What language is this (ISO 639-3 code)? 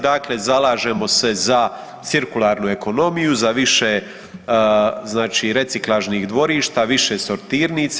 hrv